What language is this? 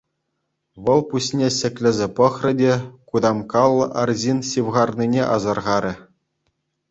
Chuvash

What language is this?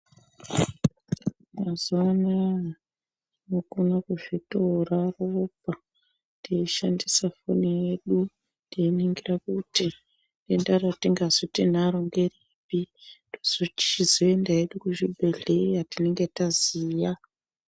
Ndau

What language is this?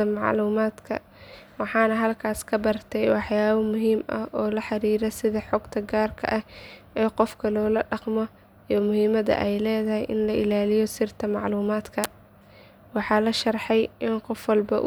Somali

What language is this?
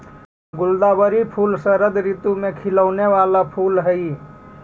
Magahi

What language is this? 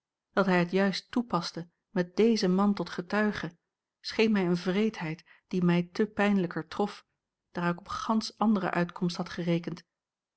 Dutch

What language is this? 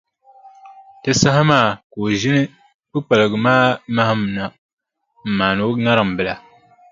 Dagbani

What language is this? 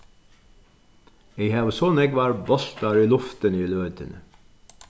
Faroese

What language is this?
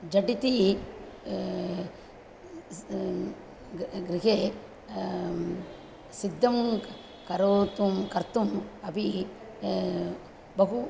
Sanskrit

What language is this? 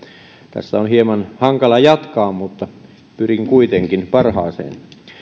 Finnish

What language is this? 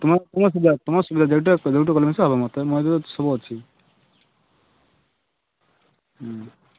Odia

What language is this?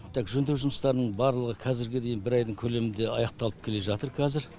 Kazakh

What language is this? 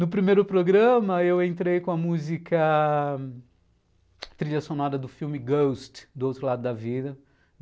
Portuguese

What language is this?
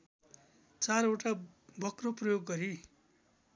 Nepali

